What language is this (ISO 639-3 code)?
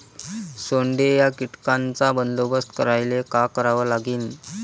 mar